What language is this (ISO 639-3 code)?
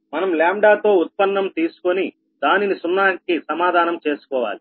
tel